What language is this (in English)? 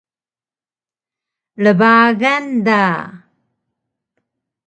Taroko